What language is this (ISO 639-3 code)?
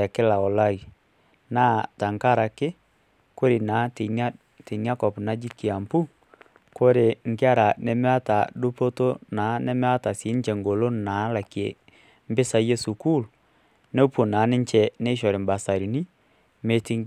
mas